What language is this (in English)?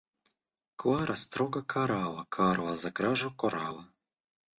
Russian